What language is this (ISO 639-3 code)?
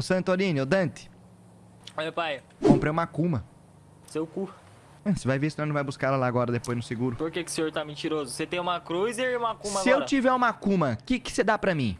por